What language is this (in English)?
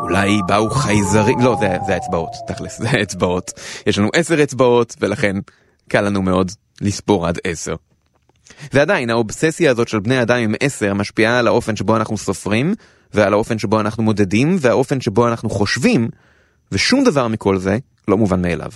Hebrew